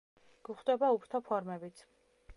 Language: Georgian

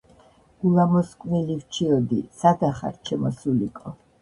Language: Georgian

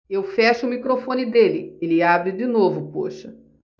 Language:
Portuguese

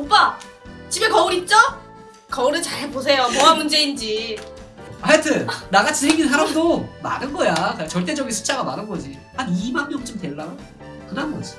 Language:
Korean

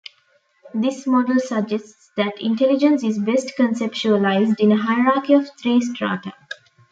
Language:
English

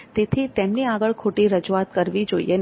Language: Gujarati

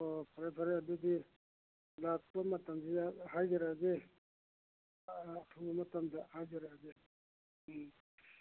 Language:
Manipuri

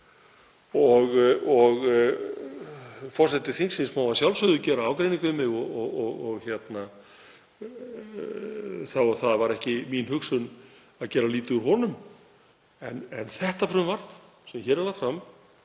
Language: Icelandic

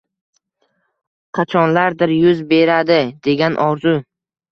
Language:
Uzbek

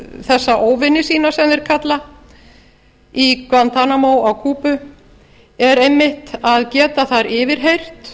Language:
Icelandic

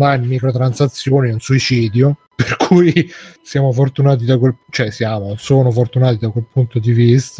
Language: Italian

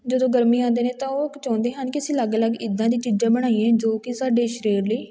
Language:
Punjabi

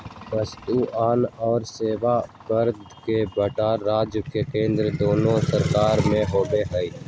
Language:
Magahi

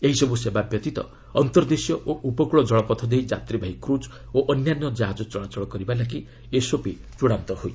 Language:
Odia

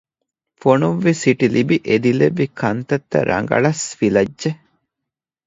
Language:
Divehi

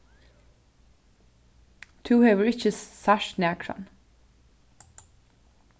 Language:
Faroese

